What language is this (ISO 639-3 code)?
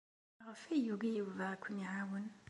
kab